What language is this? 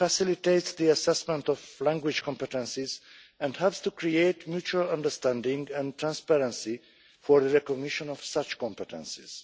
English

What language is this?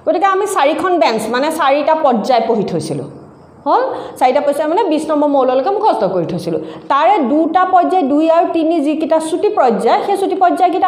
English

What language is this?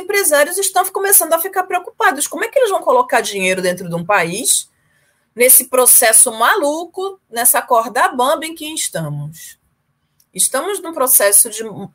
Portuguese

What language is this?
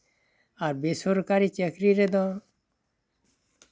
Santali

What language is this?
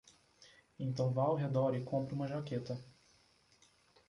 Portuguese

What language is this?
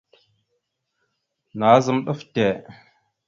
Mada (Cameroon)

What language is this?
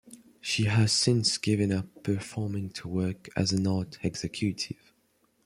English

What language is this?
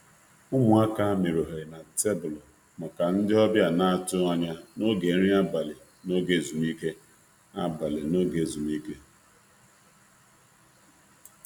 Igbo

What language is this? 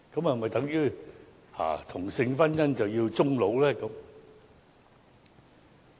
Cantonese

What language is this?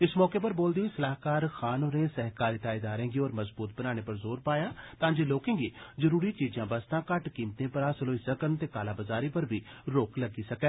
Dogri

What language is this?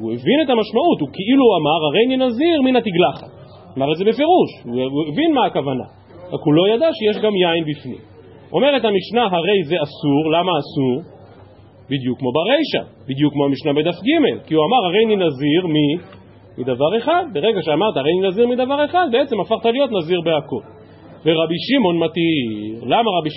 Hebrew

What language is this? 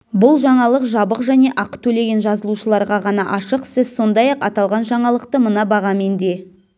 Kazakh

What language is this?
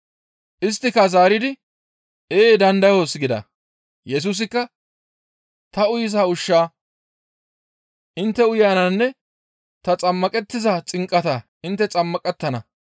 Gamo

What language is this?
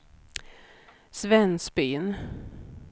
Swedish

